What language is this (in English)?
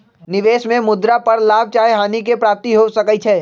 Magahi